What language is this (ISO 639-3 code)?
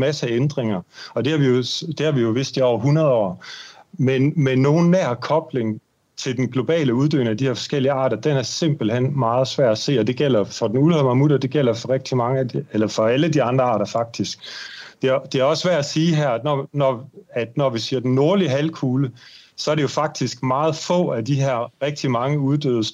dan